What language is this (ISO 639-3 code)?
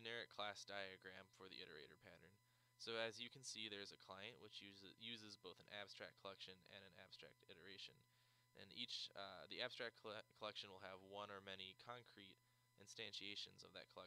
eng